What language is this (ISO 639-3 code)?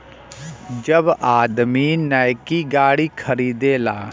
bho